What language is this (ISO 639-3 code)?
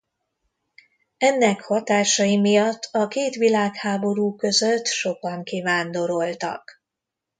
hun